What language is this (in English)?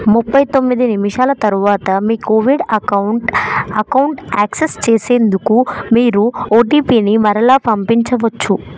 Telugu